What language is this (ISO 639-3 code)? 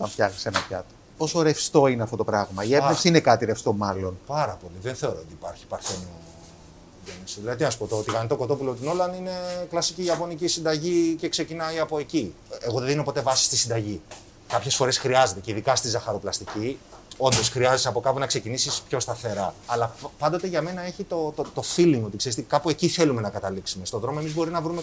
ell